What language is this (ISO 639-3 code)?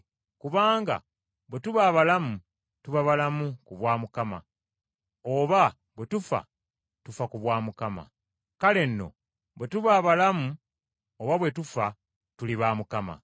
lug